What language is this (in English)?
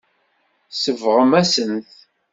Kabyle